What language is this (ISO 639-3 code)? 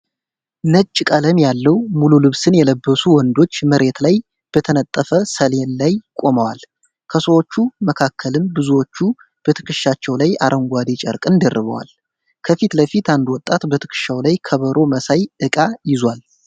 amh